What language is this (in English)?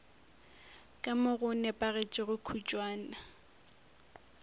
Northern Sotho